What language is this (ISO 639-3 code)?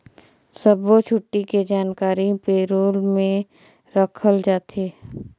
hne